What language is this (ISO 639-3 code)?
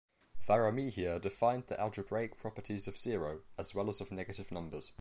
eng